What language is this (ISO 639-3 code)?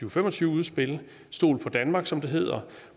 dan